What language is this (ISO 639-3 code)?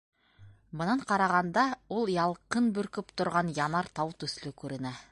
bak